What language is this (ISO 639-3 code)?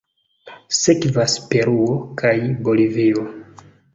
epo